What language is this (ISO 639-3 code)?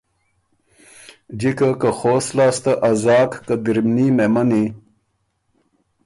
oru